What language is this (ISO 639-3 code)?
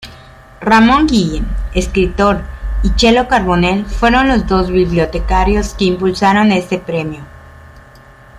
spa